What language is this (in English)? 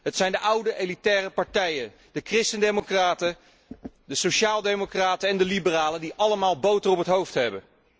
Dutch